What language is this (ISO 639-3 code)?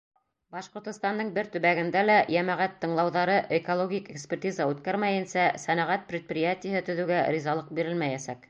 bak